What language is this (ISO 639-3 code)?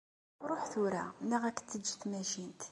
kab